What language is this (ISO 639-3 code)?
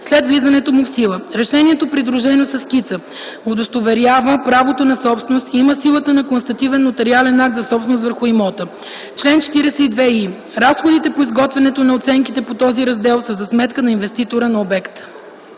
bul